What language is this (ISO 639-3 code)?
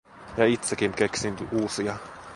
fin